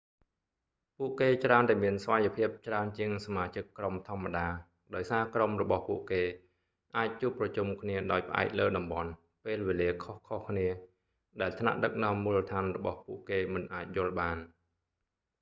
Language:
Khmer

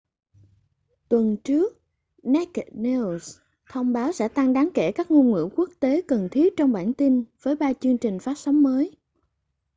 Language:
Vietnamese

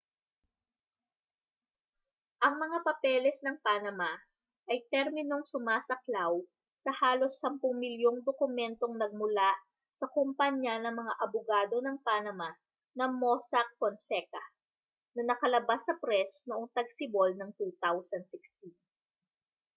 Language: Filipino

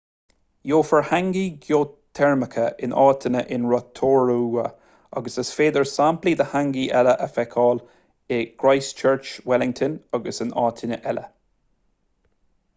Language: Irish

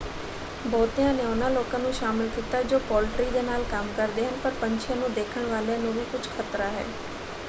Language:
Punjabi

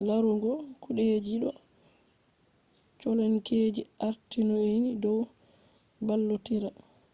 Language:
Fula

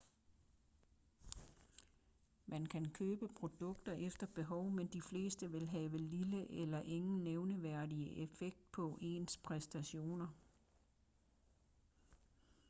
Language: Danish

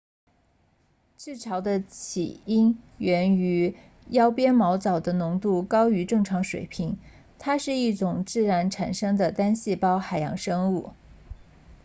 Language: Chinese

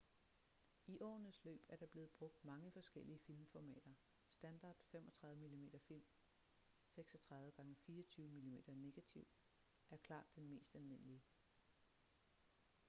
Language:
Danish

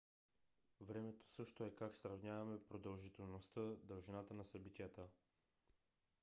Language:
Bulgarian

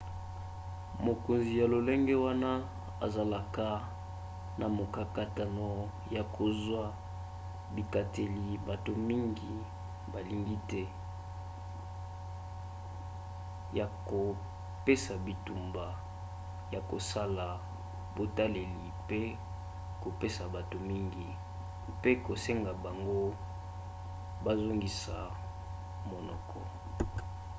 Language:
Lingala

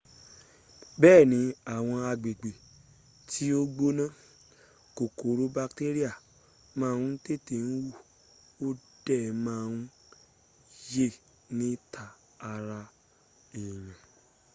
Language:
Yoruba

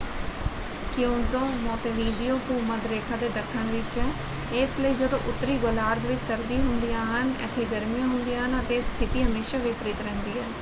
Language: Punjabi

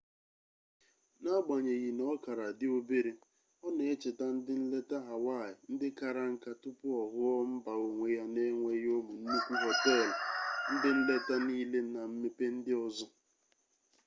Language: Igbo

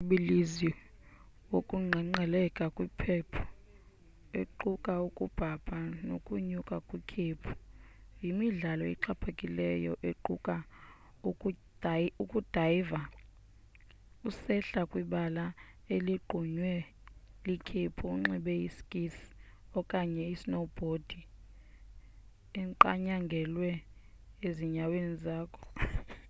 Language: Xhosa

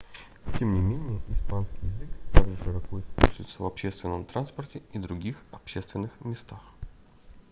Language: Russian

